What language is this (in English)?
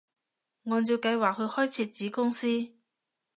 Cantonese